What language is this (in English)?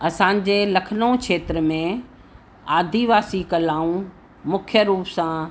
Sindhi